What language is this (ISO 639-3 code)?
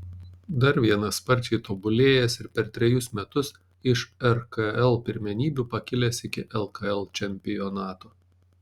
lit